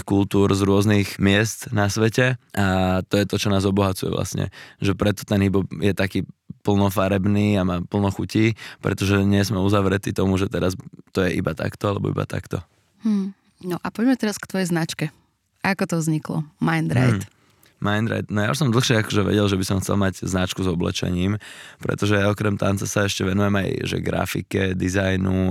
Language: Slovak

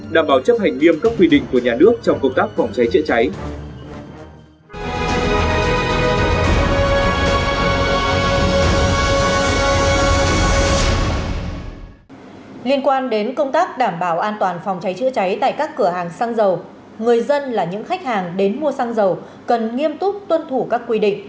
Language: Vietnamese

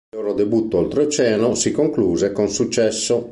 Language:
Italian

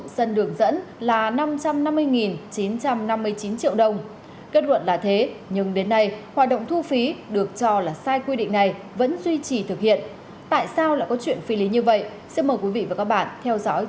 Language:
Vietnamese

